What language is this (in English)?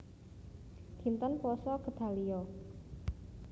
Javanese